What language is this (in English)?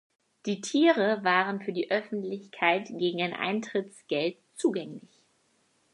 German